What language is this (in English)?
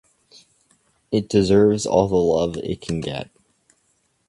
English